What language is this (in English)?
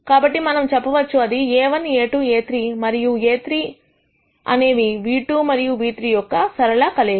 Telugu